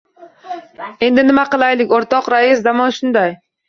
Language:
Uzbek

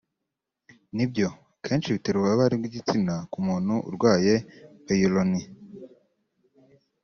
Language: Kinyarwanda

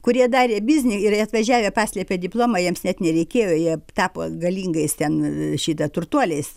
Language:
Lithuanian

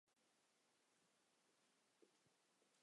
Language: Chinese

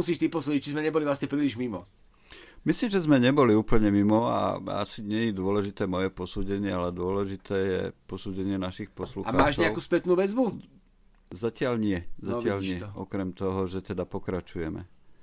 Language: Slovak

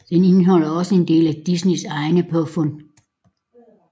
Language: Danish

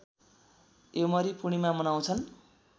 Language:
Nepali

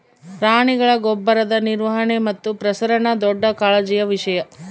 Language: Kannada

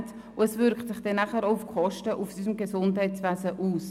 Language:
Swiss German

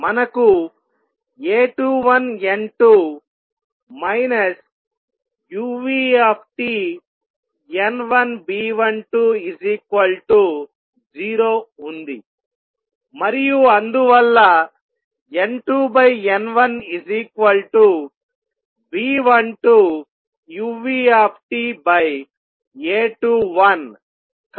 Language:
Telugu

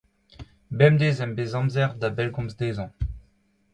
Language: Breton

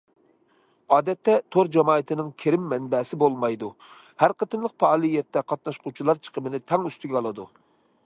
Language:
Uyghur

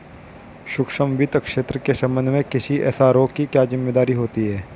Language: Hindi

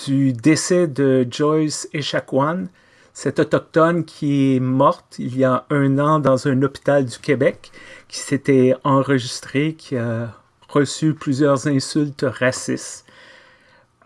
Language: French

